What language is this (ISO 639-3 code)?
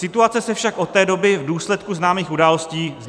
ces